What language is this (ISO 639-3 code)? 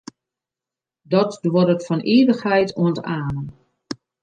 fry